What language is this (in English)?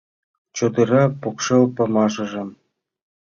Mari